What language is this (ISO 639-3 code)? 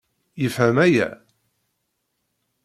kab